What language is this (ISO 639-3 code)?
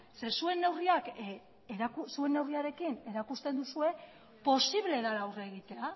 eus